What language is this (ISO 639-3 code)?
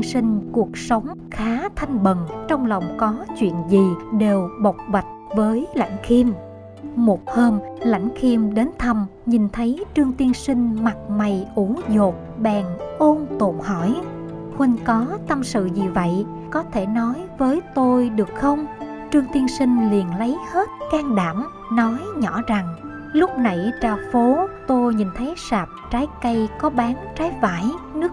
vie